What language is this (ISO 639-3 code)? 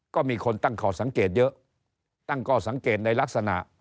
tha